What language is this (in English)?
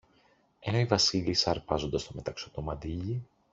Greek